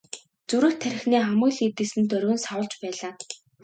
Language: Mongolian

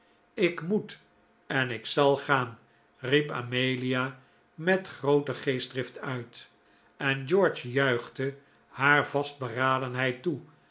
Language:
Dutch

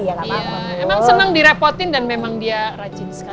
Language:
Indonesian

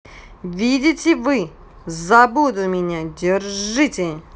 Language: Russian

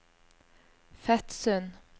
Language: Norwegian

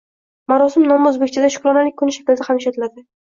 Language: Uzbek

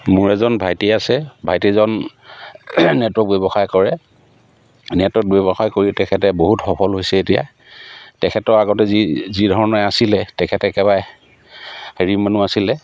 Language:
Assamese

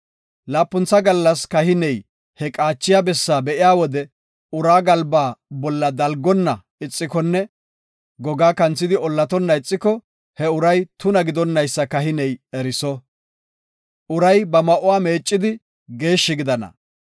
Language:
Gofa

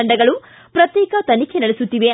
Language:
Kannada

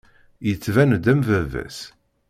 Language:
Kabyle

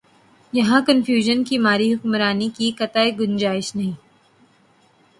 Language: Urdu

